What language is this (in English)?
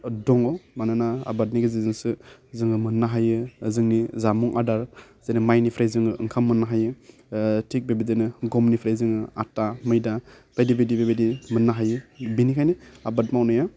Bodo